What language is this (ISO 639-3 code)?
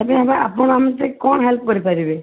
ori